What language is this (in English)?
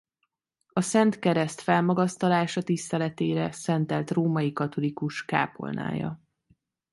Hungarian